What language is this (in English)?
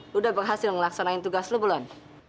Indonesian